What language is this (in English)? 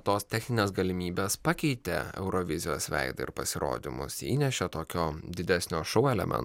Lithuanian